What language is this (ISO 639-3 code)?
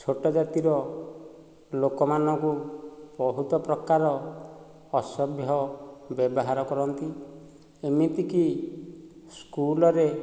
ori